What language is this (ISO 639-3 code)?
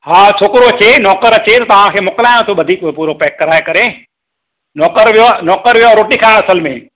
snd